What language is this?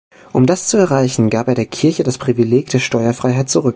German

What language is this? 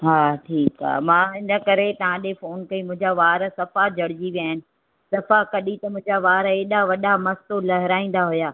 Sindhi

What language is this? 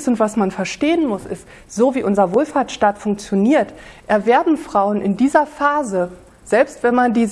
German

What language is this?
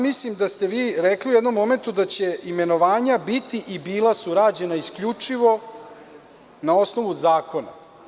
Serbian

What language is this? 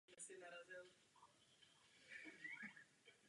Czech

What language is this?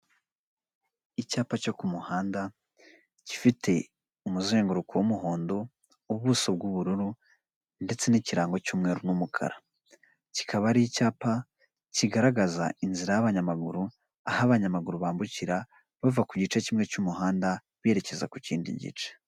Kinyarwanda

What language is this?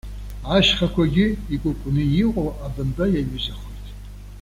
Abkhazian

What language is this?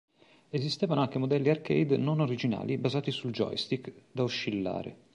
Italian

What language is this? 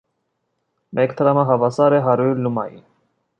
Armenian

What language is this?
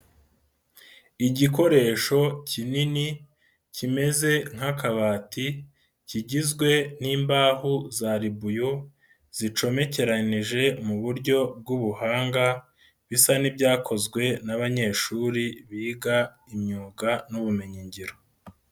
Kinyarwanda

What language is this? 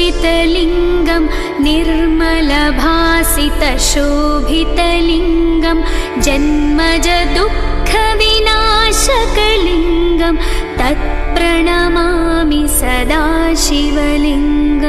Hindi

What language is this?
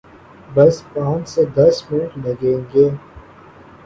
Urdu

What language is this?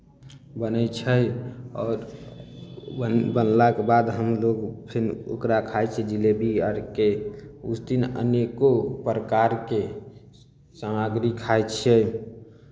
Maithili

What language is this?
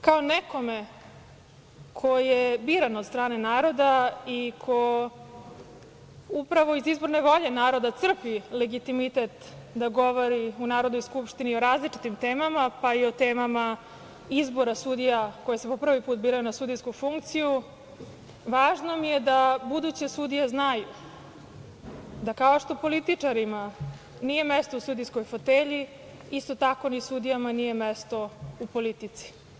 Serbian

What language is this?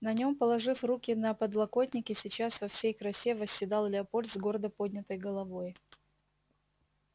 Russian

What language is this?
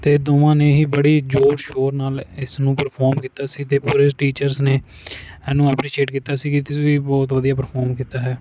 Punjabi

